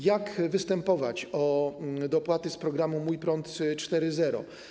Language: Polish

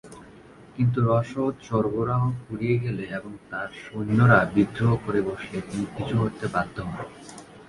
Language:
Bangla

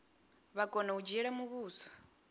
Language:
Venda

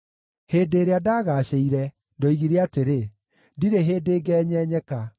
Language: Kikuyu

